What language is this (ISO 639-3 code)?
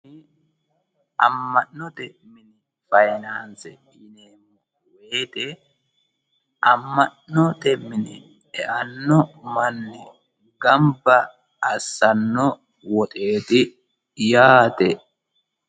sid